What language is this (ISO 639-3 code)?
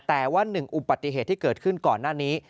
tha